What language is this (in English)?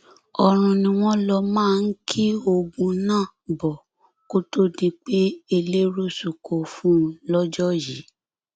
Yoruba